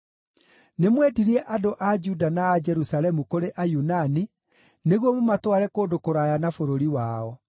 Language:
Kikuyu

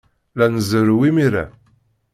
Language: Kabyle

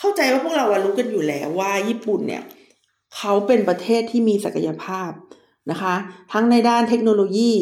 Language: Thai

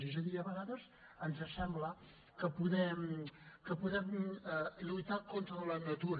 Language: Catalan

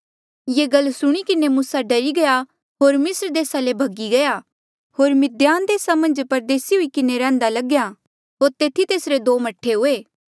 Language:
Mandeali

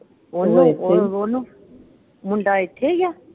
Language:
Punjabi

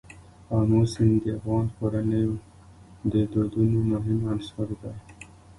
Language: Pashto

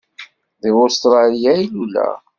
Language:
Kabyle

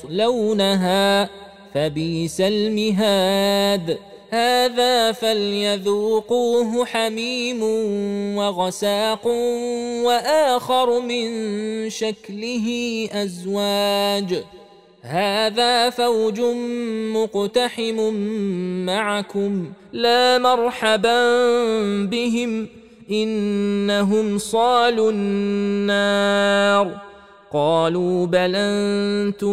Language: Arabic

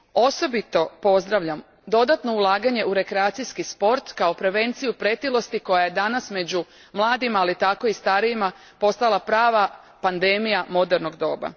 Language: Croatian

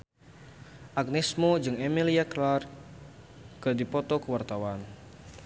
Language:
Sundanese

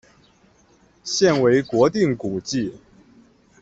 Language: Chinese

